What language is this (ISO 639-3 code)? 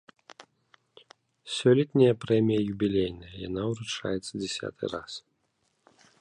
bel